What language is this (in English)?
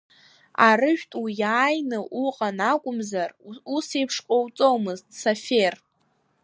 Abkhazian